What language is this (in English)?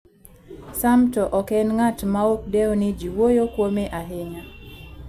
Luo (Kenya and Tanzania)